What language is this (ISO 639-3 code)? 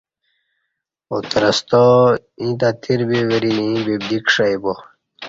bsh